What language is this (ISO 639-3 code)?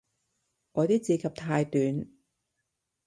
yue